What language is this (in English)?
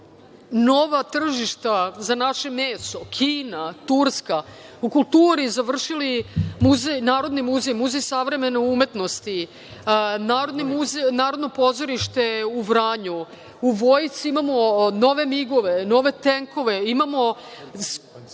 Serbian